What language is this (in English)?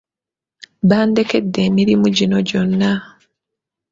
Ganda